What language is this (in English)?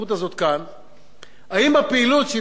Hebrew